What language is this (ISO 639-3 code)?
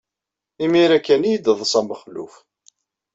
kab